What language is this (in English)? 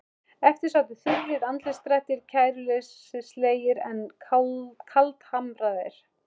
Icelandic